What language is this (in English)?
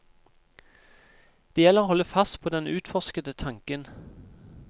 Norwegian